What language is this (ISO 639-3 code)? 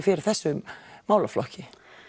isl